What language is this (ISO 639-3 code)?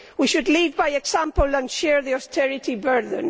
eng